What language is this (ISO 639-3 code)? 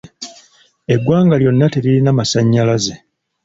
lug